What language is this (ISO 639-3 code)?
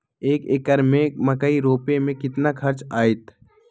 mag